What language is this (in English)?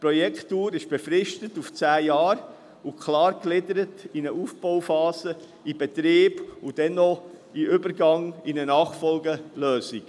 Swiss German